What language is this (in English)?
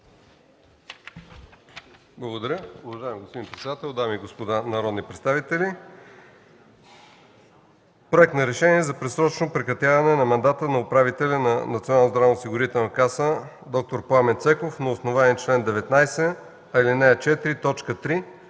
Bulgarian